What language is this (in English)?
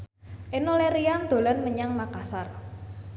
Javanese